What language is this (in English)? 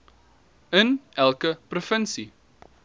Afrikaans